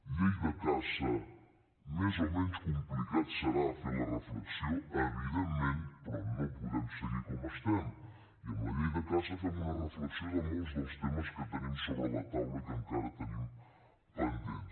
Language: Catalan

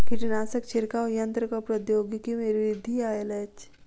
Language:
Maithili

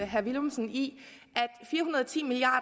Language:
Danish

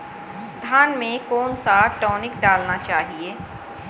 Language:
Hindi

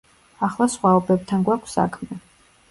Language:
Georgian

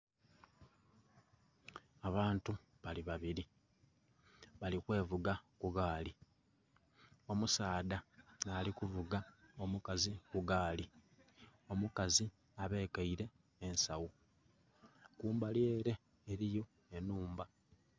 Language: Soga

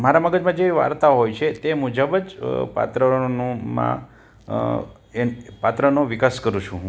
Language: Gujarati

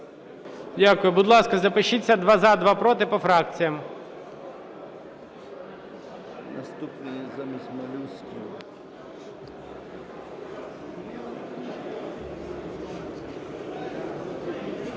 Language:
Ukrainian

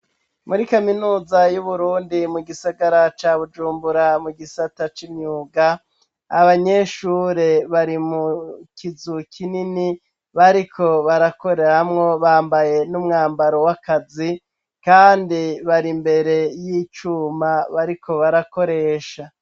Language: Rundi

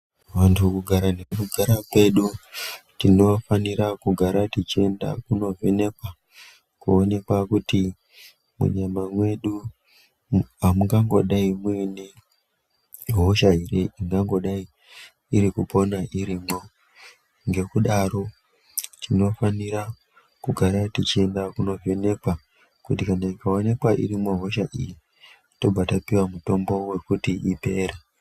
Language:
Ndau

